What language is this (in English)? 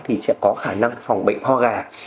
Vietnamese